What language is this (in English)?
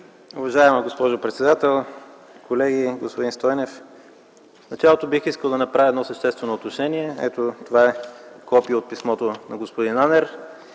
Bulgarian